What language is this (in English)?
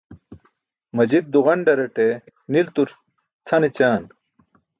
Burushaski